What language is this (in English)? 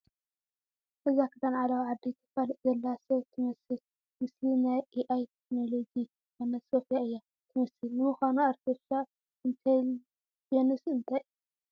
Tigrinya